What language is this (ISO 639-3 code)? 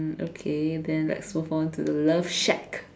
eng